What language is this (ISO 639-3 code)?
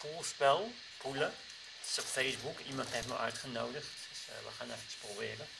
nld